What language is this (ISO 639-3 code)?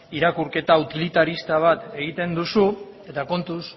eus